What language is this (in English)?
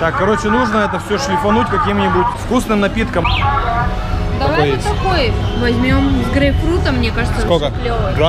Russian